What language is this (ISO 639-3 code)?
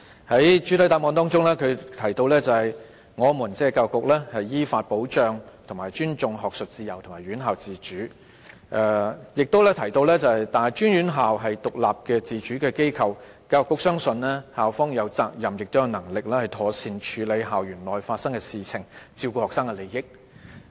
yue